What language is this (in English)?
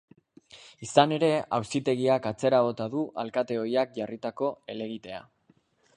Basque